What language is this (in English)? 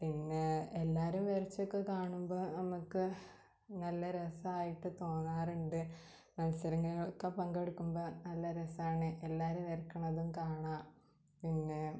Malayalam